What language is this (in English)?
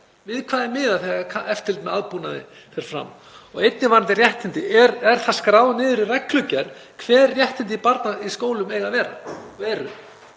Icelandic